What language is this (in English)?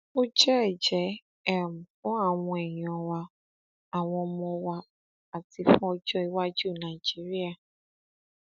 Yoruba